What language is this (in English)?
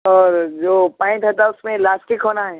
Urdu